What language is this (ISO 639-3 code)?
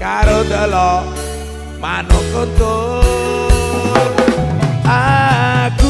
ind